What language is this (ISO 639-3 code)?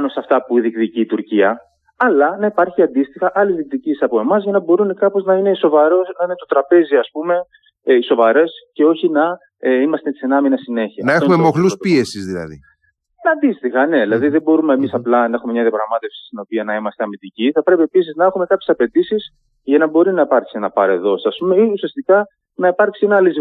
ell